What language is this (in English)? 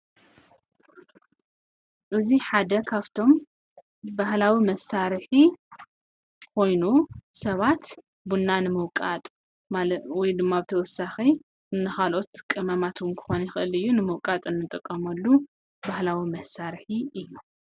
Tigrinya